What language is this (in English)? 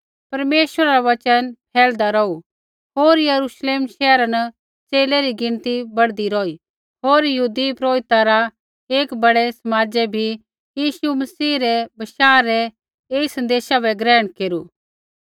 Kullu Pahari